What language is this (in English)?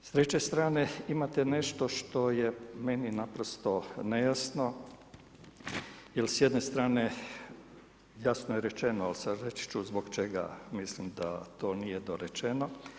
Croatian